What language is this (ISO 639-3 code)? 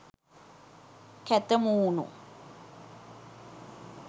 sin